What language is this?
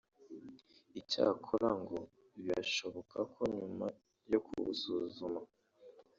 Kinyarwanda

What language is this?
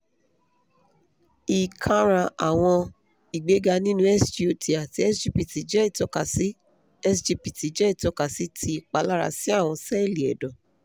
Yoruba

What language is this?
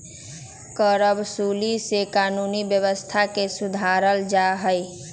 Magahi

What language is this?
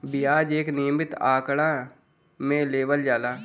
Bhojpuri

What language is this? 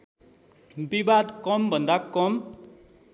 Nepali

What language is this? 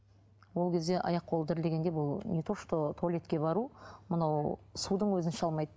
Kazakh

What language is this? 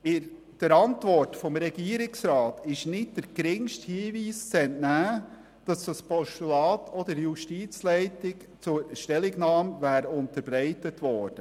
Swiss German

